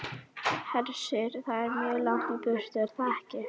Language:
Icelandic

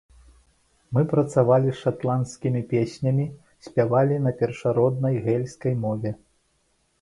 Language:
Belarusian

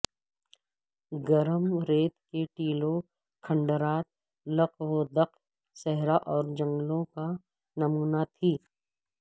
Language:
Urdu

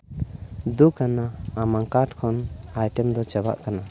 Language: Santali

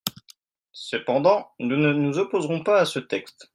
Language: French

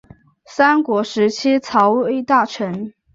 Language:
Chinese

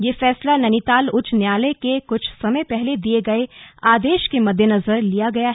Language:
Hindi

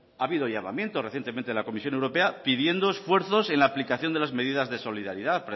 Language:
Spanish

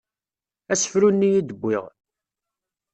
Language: Kabyle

